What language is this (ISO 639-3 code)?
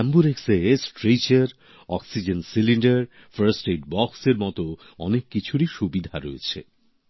ben